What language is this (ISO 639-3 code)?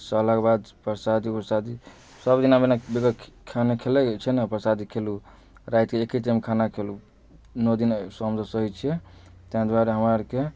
mai